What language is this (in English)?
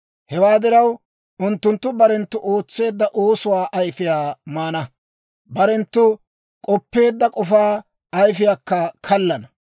Dawro